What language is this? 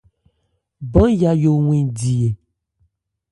Ebrié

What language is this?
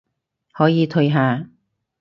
Cantonese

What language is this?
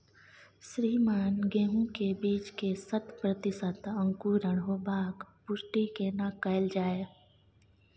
Maithili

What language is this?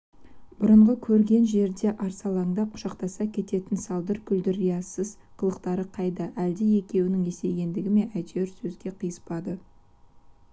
Kazakh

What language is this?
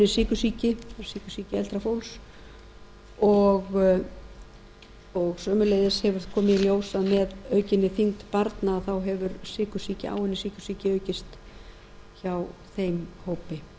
Icelandic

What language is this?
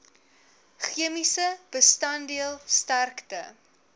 Afrikaans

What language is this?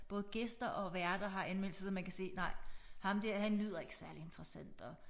Danish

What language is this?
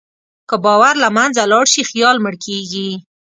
Pashto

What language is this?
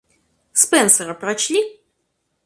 Russian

